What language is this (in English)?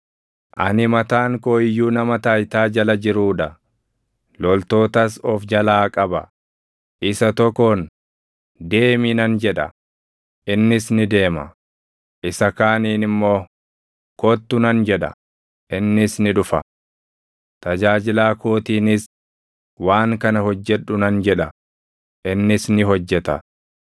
Oromo